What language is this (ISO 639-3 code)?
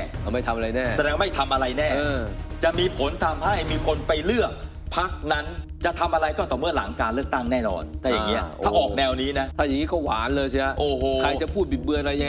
tha